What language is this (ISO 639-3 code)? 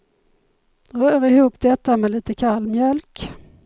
swe